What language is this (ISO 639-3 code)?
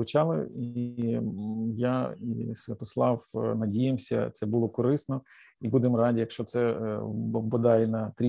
ukr